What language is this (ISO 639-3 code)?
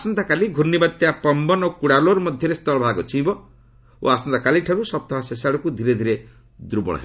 ori